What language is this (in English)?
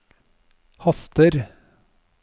Norwegian